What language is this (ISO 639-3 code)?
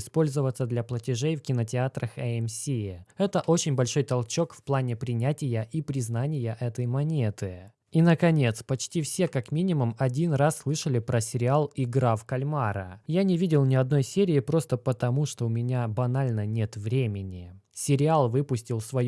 rus